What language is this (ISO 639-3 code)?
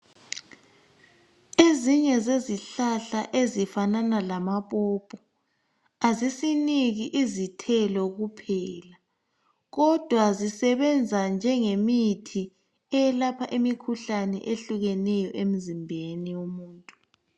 nde